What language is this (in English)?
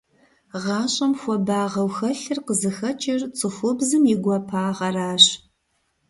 Kabardian